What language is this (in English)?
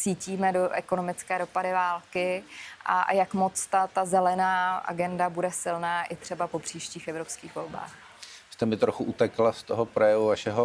Czech